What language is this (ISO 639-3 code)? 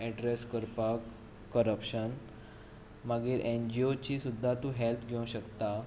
kok